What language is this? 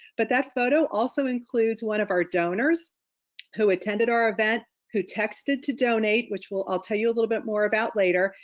English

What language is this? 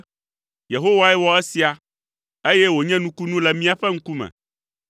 Ewe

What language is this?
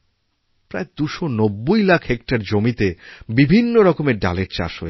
Bangla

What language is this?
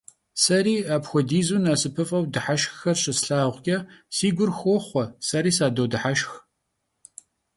Kabardian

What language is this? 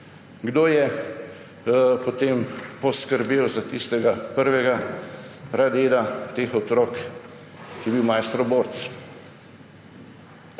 Slovenian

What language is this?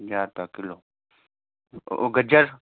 Sindhi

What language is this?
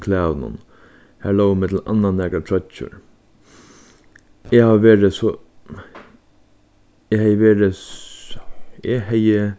Faroese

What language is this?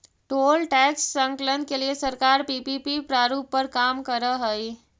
Magahi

